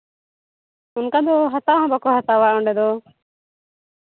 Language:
Santali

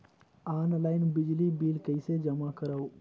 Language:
Chhattisgarhi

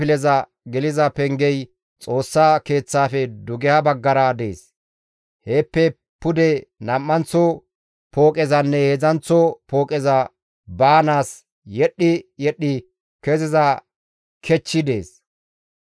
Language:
Gamo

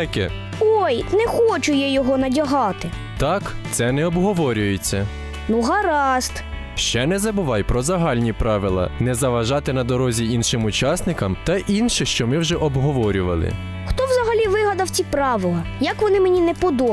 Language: Ukrainian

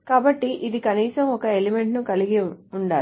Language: Telugu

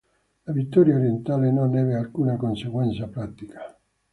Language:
Italian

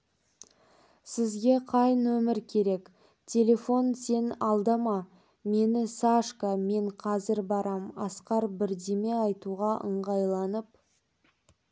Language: Kazakh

